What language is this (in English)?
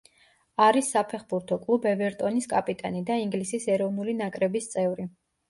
Georgian